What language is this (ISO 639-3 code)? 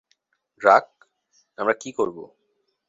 ben